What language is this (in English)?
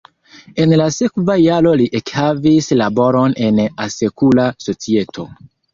Esperanto